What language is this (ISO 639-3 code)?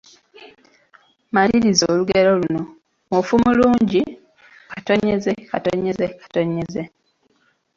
lug